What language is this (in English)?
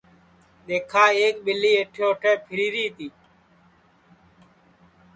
Sansi